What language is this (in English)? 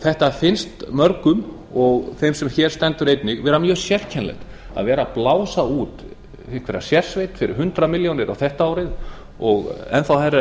Icelandic